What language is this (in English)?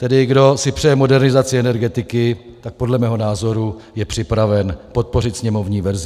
Czech